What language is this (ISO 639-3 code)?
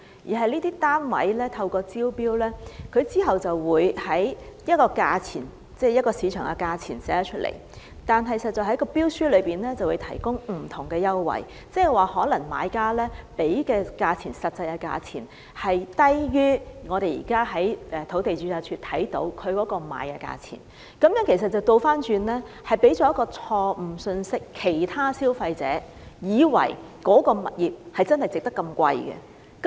yue